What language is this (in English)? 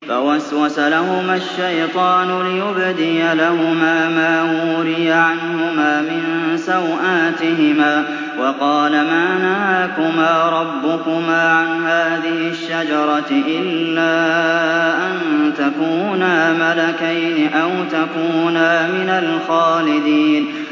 Arabic